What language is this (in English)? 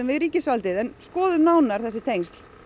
Icelandic